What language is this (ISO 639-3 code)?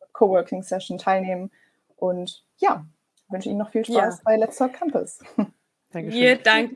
deu